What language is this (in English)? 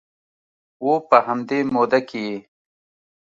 Pashto